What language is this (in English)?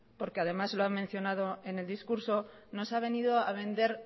Spanish